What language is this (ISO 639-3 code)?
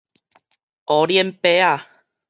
nan